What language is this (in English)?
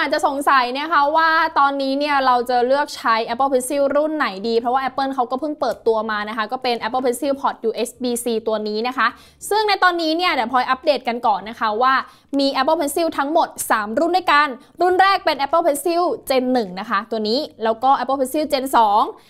Thai